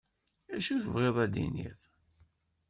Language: Kabyle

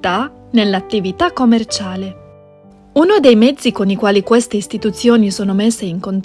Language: Italian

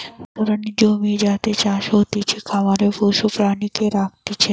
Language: Bangla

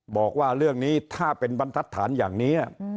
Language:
Thai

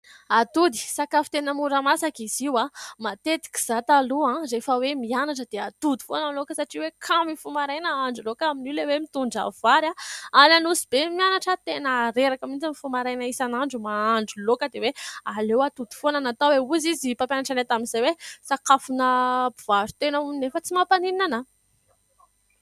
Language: Malagasy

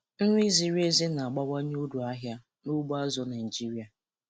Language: Igbo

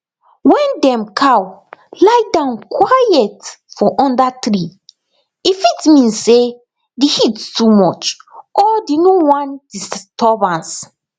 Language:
Nigerian Pidgin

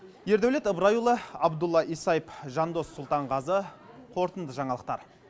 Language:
Kazakh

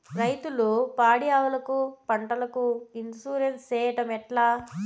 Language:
Telugu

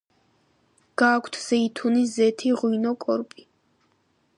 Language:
Georgian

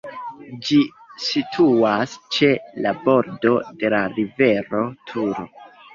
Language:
Esperanto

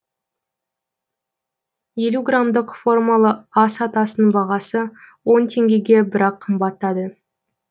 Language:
Kazakh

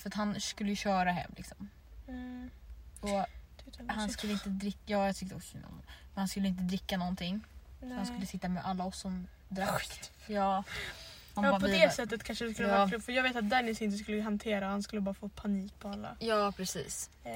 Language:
Swedish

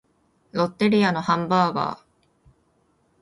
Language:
Japanese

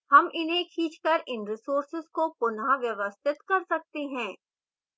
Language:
Hindi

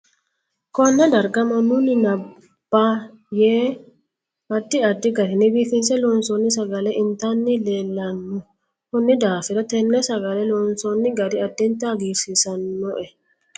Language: Sidamo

